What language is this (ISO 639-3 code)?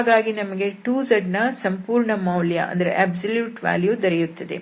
kan